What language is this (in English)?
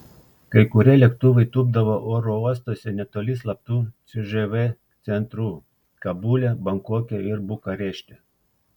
Lithuanian